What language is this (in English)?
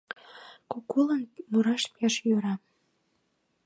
Mari